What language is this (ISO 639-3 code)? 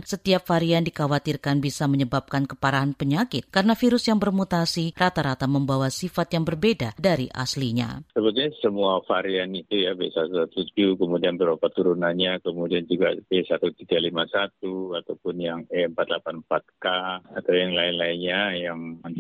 ind